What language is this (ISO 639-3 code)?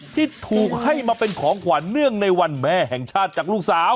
tha